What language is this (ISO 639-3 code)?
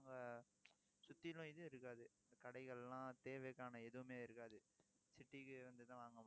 tam